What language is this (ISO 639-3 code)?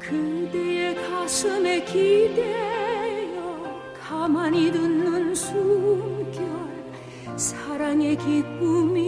kor